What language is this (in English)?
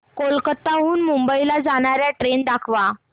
Marathi